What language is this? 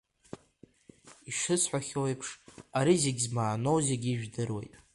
Abkhazian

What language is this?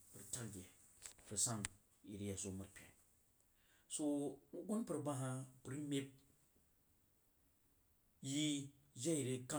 Jiba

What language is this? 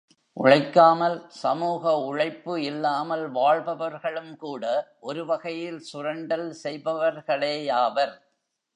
Tamil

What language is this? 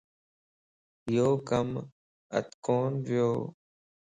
Lasi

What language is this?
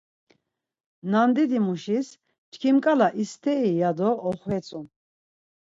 Laz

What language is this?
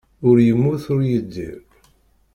Kabyle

